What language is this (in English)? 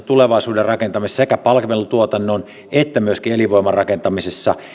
Finnish